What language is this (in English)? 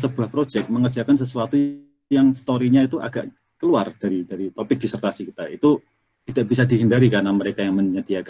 Indonesian